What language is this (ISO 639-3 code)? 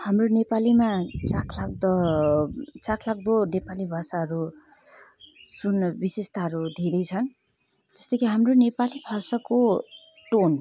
nep